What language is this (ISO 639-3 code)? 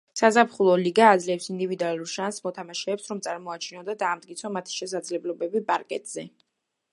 kat